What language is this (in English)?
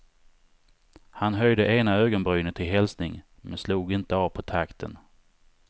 Swedish